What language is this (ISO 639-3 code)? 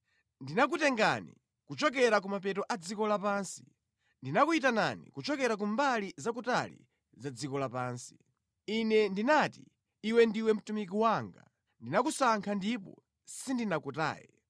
nya